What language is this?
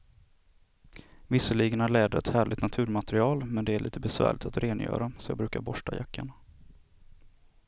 Swedish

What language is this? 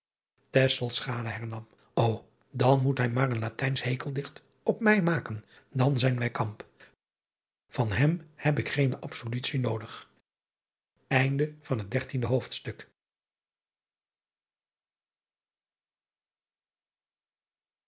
Dutch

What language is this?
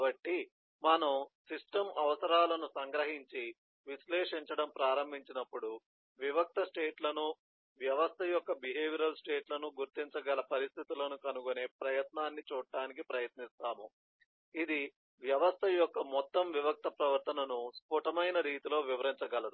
Telugu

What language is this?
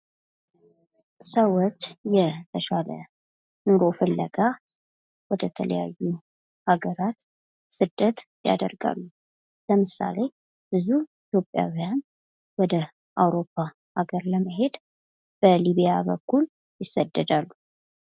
Amharic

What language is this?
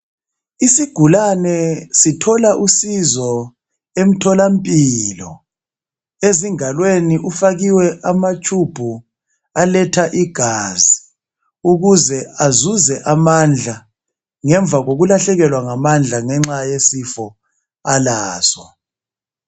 North Ndebele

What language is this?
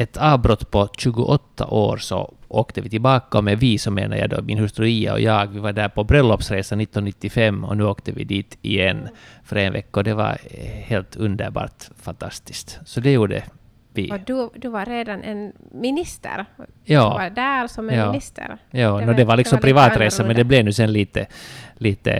Finnish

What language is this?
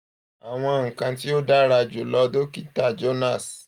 Yoruba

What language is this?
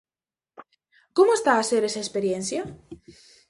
Galician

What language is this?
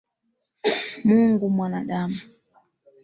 Swahili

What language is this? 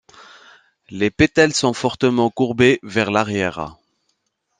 French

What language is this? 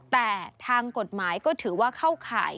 Thai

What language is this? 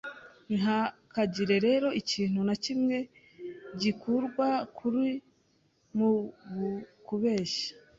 Kinyarwanda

